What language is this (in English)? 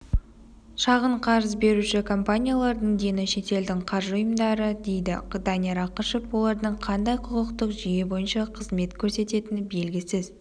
Kazakh